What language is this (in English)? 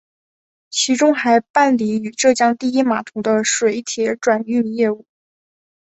Chinese